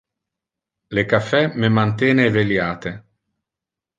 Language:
Interlingua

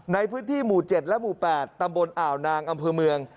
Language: Thai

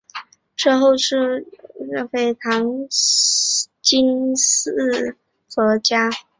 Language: Chinese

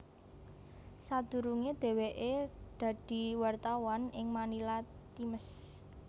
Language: Javanese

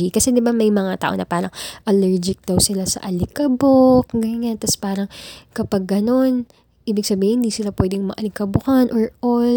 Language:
Filipino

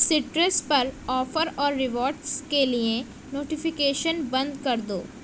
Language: Urdu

